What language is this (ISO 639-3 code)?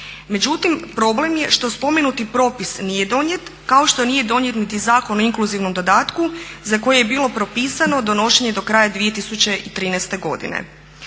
hrv